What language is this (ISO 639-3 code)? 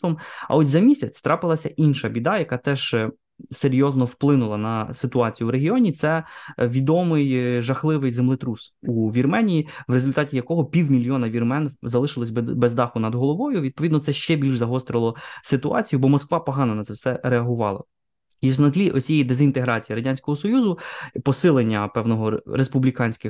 ukr